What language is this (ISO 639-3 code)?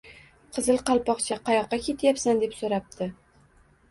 uzb